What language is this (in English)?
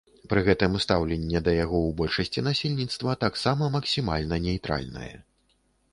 Belarusian